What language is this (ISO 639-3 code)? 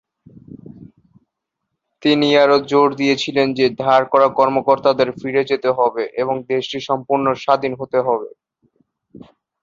ben